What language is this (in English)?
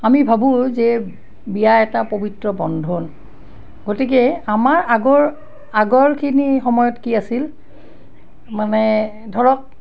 Assamese